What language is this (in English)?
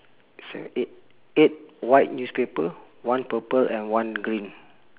English